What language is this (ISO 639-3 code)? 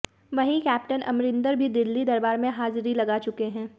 hin